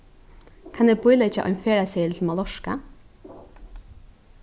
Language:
Faroese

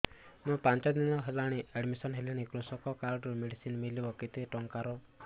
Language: Odia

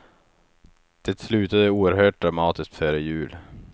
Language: Swedish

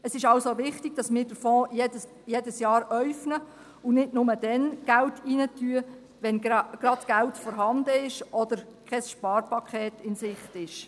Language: Swiss German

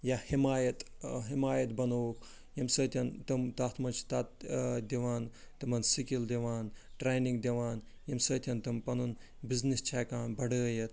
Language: Kashmiri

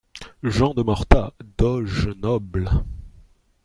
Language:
French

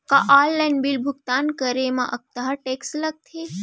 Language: Chhattisgarhi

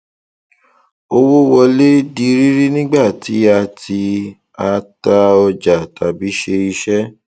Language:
Yoruba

